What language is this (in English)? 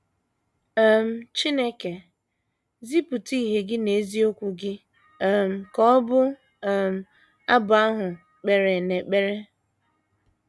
Igbo